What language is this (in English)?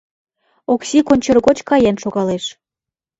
Mari